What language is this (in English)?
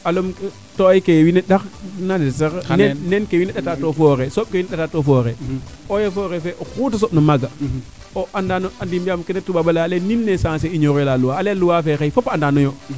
Serer